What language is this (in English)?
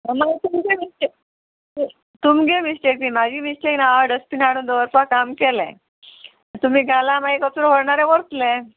Konkani